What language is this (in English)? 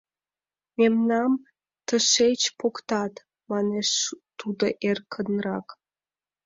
Mari